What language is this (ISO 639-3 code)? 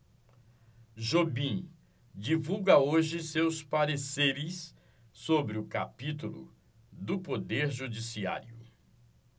por